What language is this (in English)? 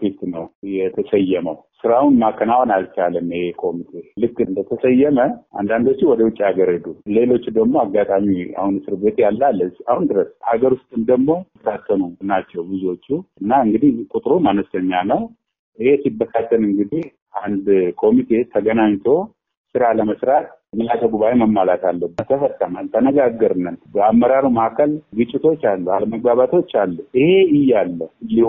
Amharic